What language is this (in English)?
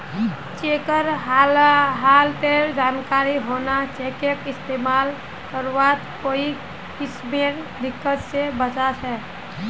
Magahi